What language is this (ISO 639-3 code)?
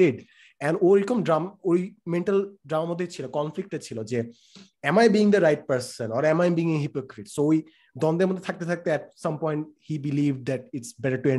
ben